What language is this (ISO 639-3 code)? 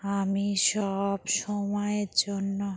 ben